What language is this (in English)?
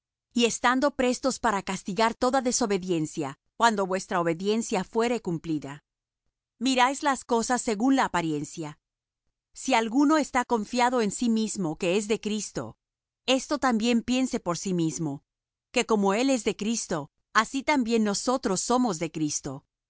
Spanish